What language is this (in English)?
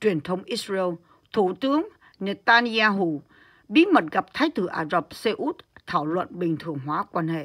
Vietnamese